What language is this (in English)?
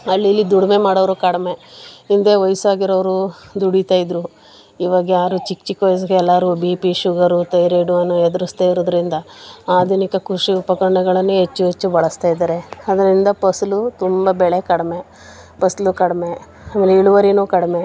Kannada